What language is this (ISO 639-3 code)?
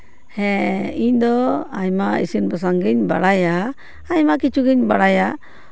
sat